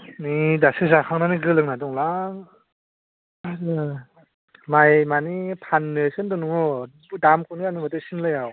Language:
Bodo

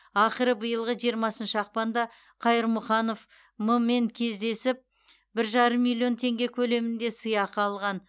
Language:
Kazakh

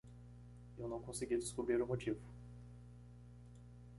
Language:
Portuguese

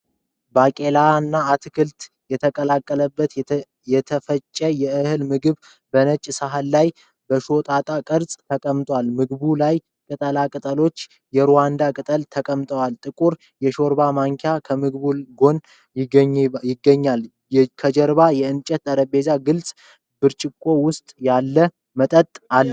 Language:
Amharic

